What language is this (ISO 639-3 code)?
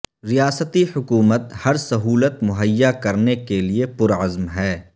urd